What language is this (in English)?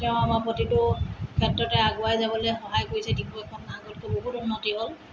Assamese